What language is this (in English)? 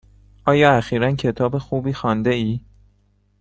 Persian